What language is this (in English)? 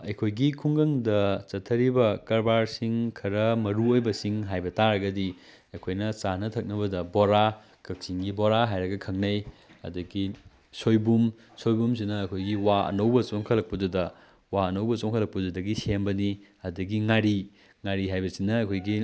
Manipuri